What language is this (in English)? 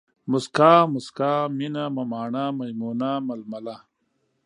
Pashto